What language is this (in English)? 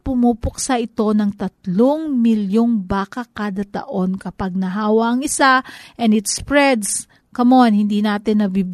Filipino